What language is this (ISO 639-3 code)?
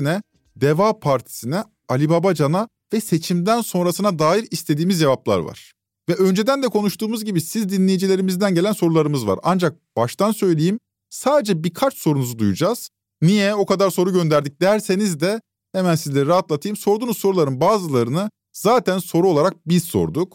tur